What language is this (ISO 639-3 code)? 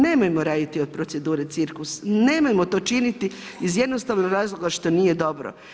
hrv